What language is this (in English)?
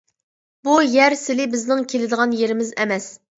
Uyghur